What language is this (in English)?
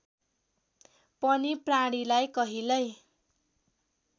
Nepali